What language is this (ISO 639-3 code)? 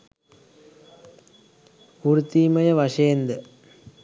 sin